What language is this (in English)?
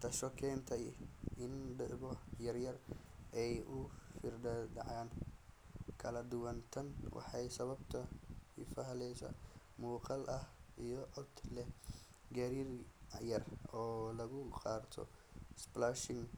Somali